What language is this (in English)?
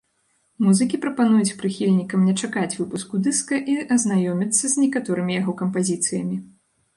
Belarusian